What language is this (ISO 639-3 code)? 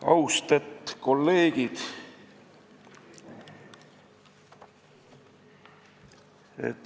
est